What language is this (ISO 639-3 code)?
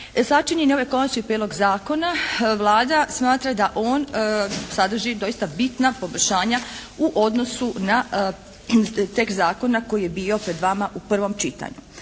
hrv